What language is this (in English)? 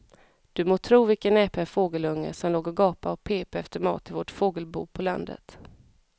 Swedish